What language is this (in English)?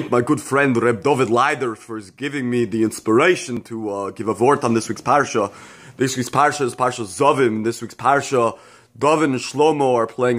English